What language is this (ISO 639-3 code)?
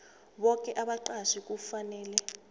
nbl